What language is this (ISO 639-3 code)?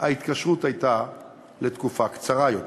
heb